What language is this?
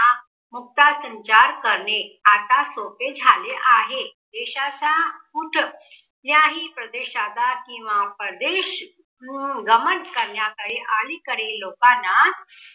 Marathi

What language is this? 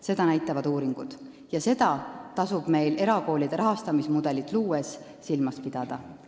Estonian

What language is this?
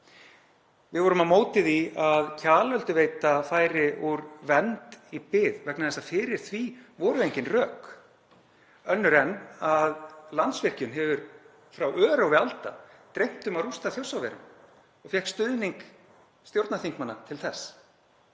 Icelandic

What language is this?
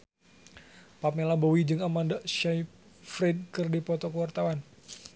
Sundanese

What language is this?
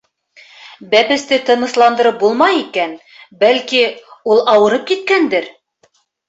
Bashkir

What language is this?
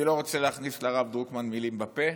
Hebrew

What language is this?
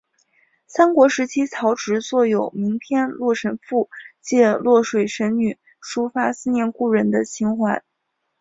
Chinese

